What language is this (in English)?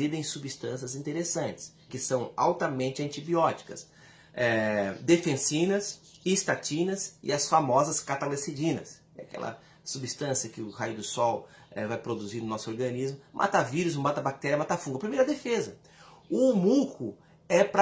Portuguese